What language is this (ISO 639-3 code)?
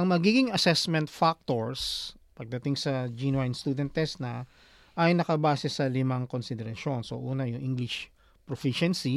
fil